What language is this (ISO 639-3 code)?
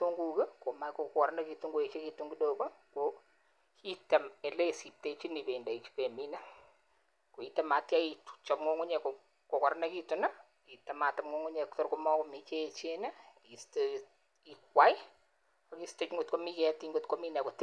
kln